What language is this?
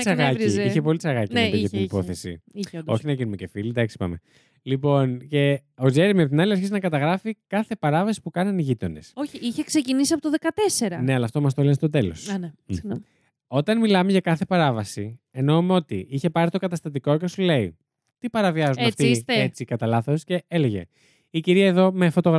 Greek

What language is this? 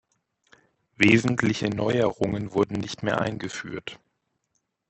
German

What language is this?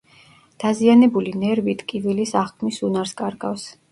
Georgian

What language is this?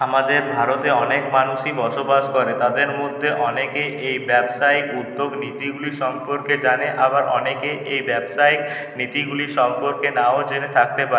Bangla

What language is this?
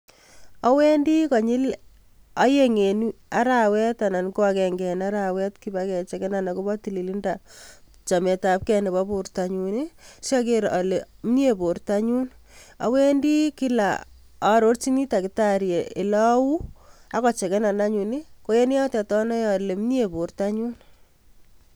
Kalenjin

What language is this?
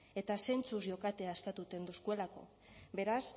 Basque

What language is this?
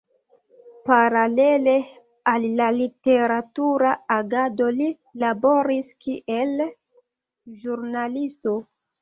Esperanto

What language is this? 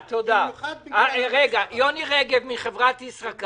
Hebrew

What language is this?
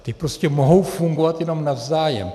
Czech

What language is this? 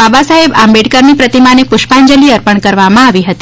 Gujarati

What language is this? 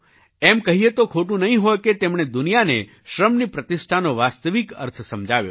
Gujarati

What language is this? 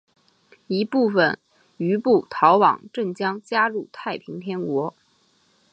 Chinese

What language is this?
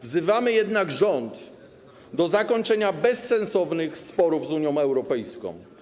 Polish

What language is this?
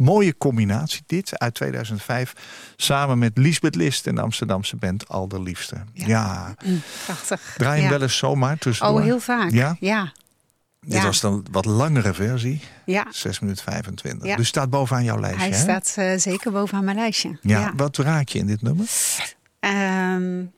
Dutch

